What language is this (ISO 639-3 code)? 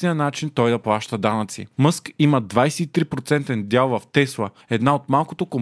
bul